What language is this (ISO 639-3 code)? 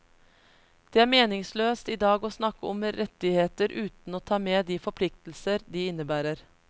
nor